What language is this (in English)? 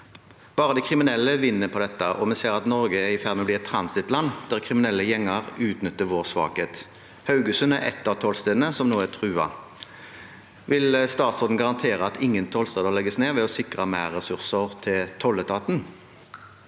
Norwegian